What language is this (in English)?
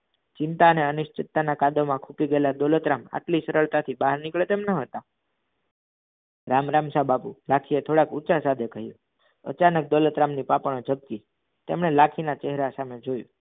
Gujarati